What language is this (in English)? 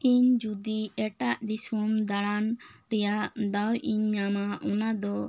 Santali